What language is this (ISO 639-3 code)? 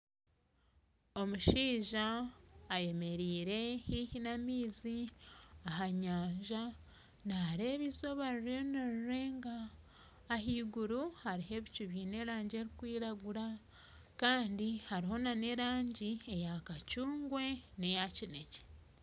nyn